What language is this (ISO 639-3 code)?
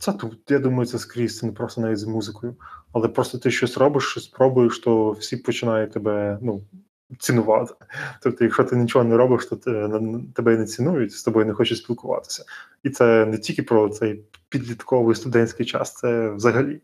ukr